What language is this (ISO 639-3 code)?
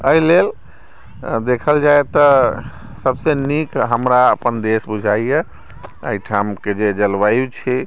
mai